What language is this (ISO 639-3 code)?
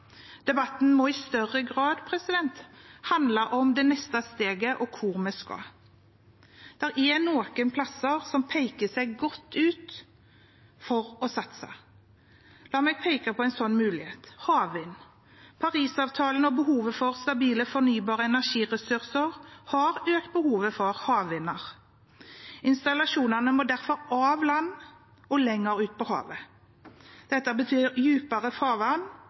nob